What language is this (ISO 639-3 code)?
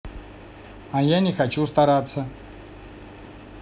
rus